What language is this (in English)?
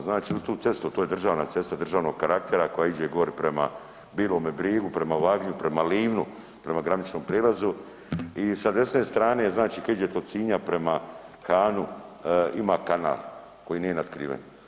Croatian